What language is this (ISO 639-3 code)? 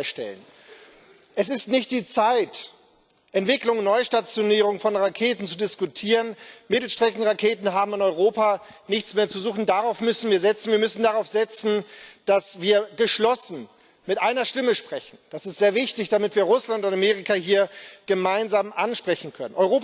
deu